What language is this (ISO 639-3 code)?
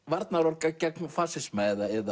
isl